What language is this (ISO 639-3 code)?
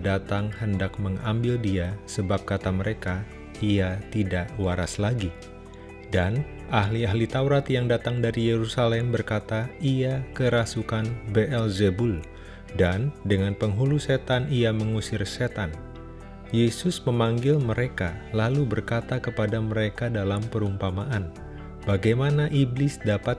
ind